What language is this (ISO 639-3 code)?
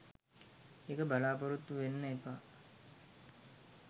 sin